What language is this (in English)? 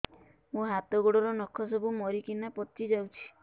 Odia